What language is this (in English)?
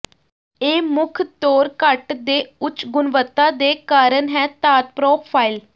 Punjabi